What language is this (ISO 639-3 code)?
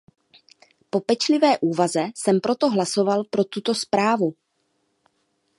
ces